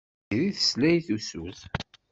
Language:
Kabyle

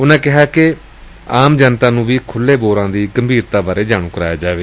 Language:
Punjabi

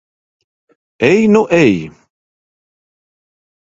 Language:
Latvian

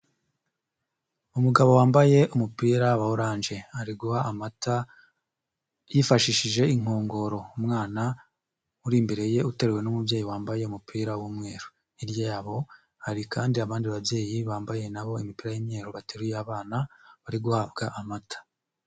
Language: Kinyarwanda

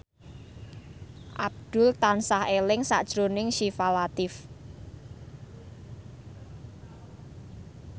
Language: Javanese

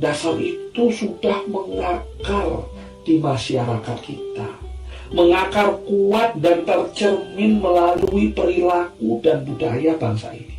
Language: Indonesian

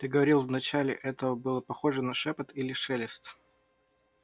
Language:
Russian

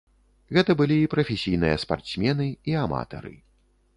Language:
Belarusian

